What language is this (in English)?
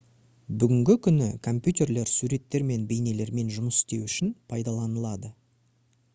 Kazakh